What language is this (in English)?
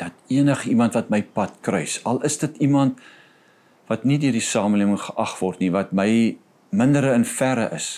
Dutch